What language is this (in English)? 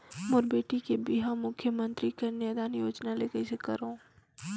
Chhattisgarhi